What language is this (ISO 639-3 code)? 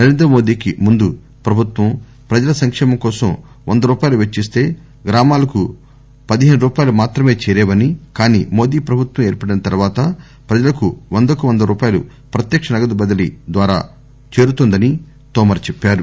tel